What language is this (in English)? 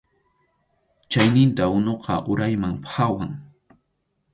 Arequipa-La Unión Quechua